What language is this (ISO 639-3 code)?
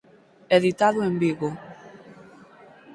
glg